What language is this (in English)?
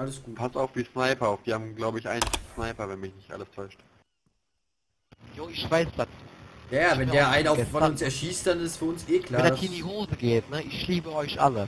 German